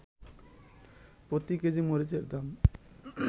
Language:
Bangla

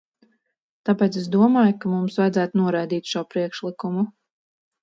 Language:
Latvian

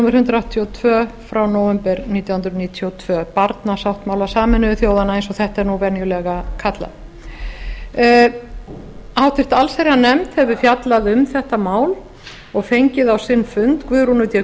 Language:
Icelandic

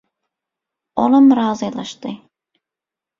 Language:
Turkmen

